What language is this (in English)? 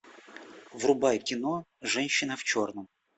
Russian